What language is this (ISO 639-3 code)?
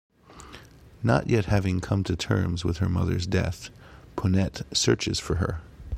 eng